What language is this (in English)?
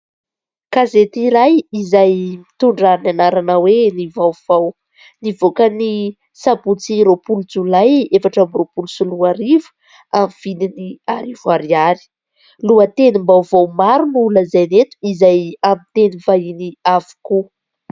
Malagasy